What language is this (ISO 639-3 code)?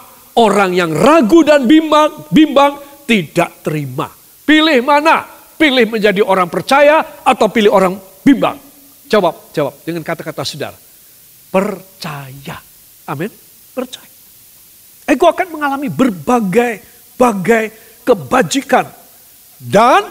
ind